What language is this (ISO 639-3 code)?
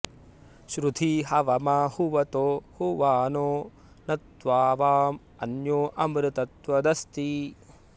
san